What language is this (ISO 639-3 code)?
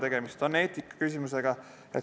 est